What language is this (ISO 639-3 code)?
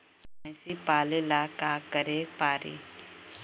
bho